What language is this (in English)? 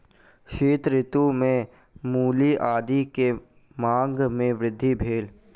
Maithili